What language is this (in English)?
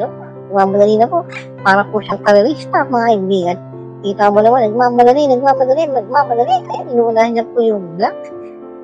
Filipino